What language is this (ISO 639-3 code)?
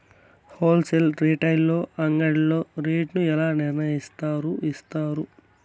tel